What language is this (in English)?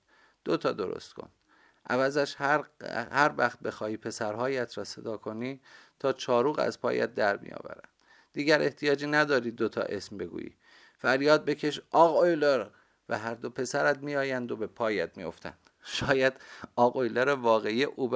Persian